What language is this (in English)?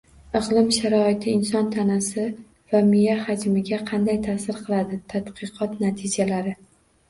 Uzbek